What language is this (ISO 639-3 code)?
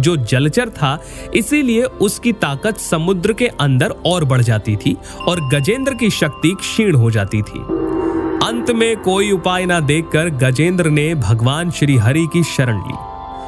hin